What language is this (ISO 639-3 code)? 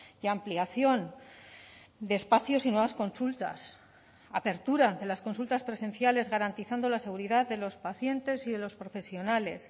spa